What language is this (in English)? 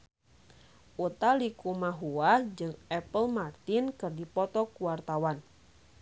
Sundanese